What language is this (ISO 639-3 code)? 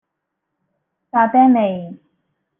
yue